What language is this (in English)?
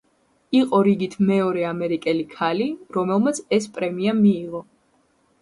Georgian